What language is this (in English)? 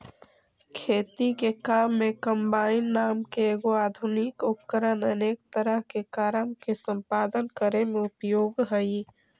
Magahi